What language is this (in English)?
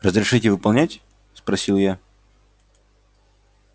Russian